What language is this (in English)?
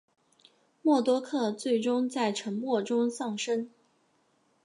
Chinese